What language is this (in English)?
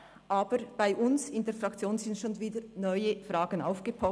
Swiss German